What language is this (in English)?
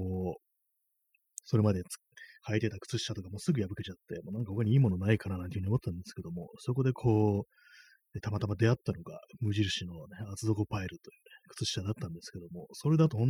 Japanese